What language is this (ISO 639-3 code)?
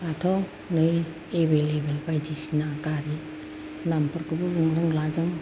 brx